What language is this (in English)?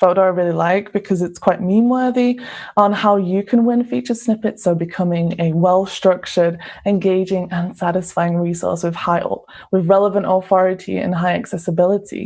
English